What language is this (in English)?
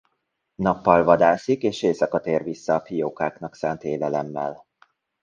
Hungarian